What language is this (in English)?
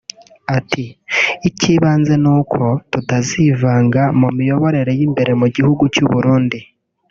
Kinyarwanda